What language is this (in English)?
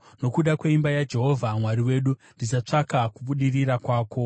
Shona